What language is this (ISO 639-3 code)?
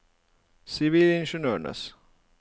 nor